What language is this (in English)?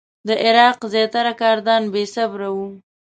Pashto